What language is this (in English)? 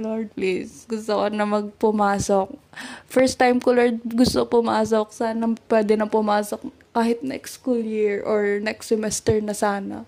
Filipino